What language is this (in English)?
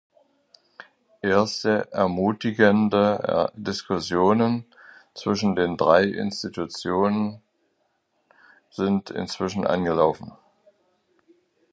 German